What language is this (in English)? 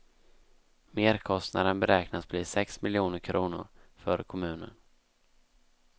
Swedish